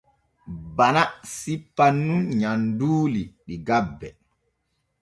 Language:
Borgu Fulfulde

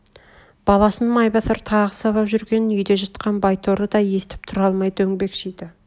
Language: Kazakh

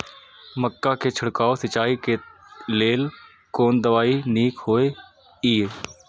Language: Maithili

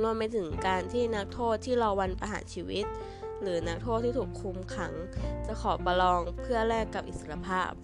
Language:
Thai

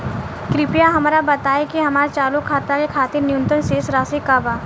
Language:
Bhojpuri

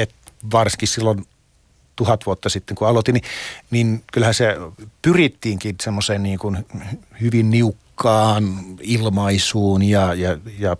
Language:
Finnish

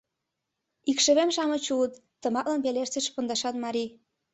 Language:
Mari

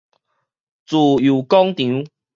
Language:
Min Nan Chinese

